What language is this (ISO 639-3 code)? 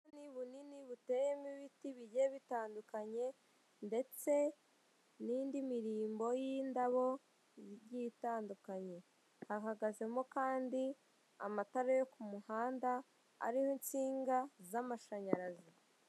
kin